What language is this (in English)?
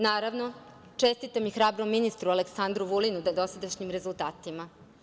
Serbian